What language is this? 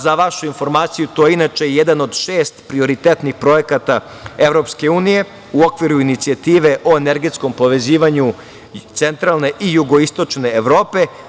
Serbian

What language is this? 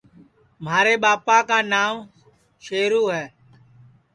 Sansi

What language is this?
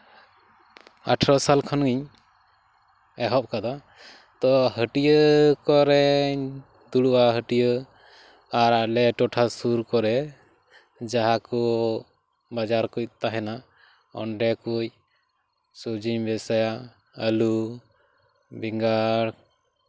Santali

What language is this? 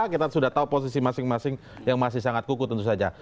Indonesian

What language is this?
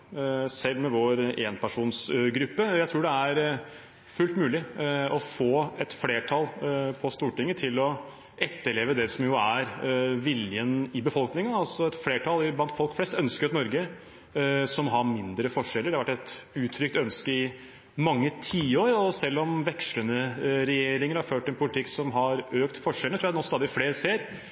Norwegian Bokmål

